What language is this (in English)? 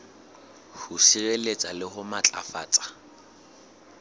Southern Sotho